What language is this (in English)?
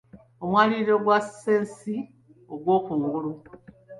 Ganda